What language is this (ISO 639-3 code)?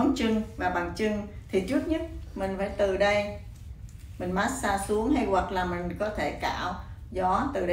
vie